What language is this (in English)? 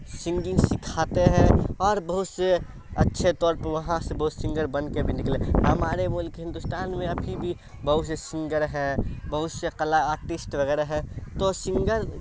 Urdu